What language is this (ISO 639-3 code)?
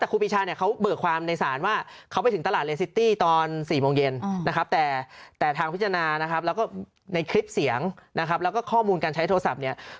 tha